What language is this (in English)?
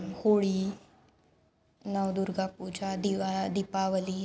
Sanskrit